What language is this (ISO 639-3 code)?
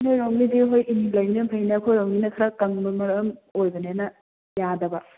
mni